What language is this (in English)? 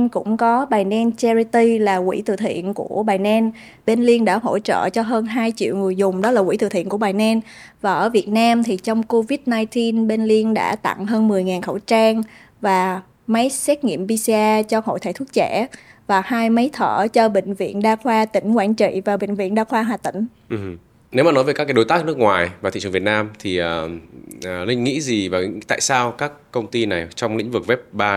Vietnamese